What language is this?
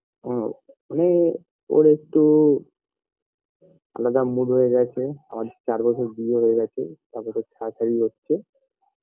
Bangla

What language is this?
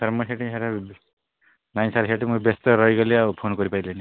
Odia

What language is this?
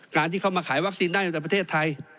Thai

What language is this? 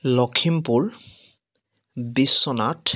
Assamese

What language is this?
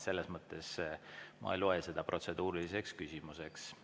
Estonian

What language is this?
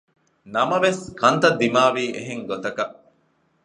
Divehi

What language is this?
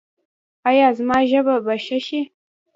Pashto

